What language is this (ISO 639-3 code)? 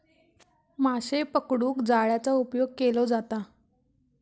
mar